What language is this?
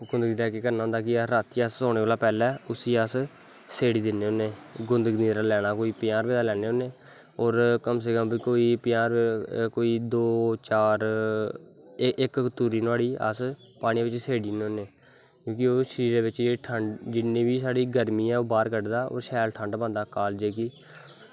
Dogri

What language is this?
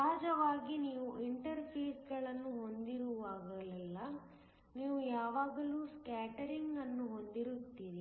Kannada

